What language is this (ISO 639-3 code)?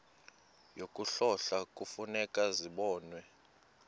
xho